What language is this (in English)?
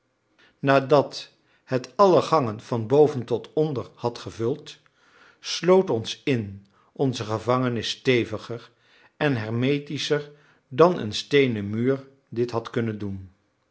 Dutch